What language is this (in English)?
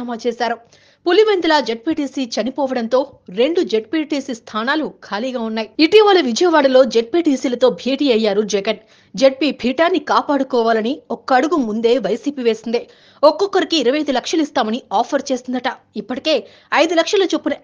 Telugu